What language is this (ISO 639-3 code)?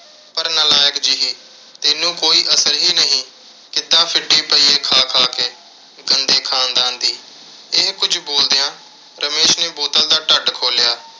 pan